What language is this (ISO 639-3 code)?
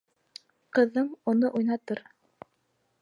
bak